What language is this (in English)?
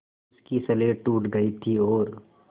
Hindi